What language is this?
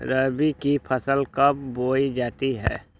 Magahi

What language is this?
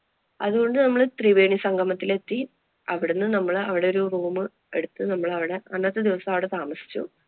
Malayalam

